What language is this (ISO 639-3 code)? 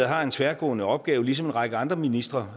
dan